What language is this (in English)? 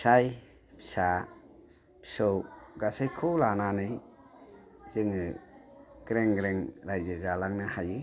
Bodo